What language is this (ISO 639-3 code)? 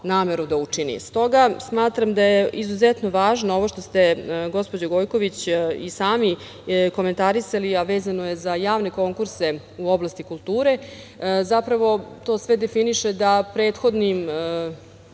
srp